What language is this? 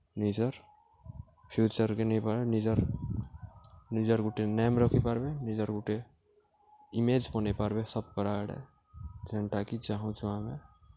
Odia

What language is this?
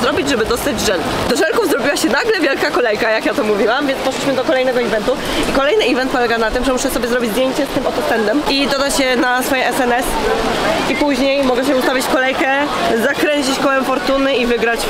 Polish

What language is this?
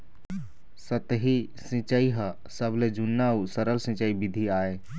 Chhattisgarhi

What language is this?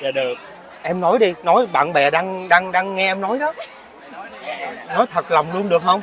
Vietnamese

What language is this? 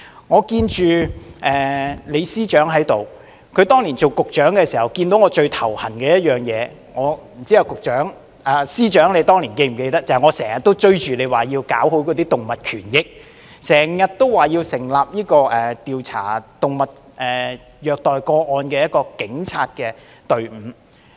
Cantonese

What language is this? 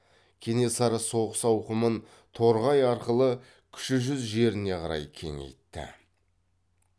Kazakh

